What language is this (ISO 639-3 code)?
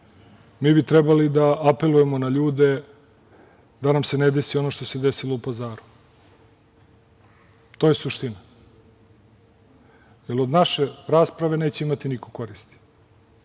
srp